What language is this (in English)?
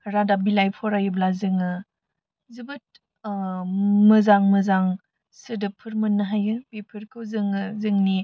Bodo